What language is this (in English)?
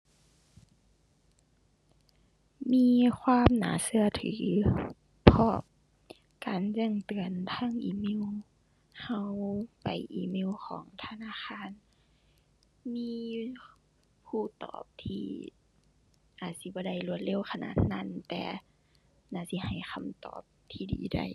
Thai